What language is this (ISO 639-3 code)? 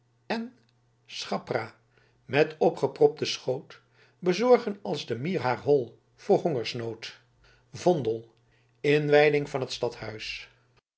nld